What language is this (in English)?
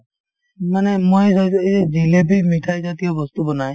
Assamese